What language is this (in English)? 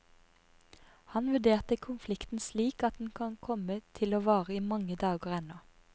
Norwegian